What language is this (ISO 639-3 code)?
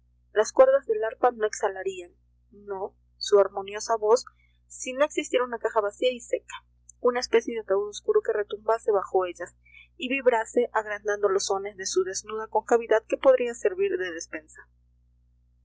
spa